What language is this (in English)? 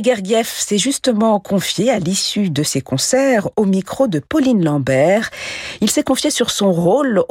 French